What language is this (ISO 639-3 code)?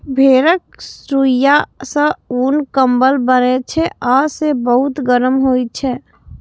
mai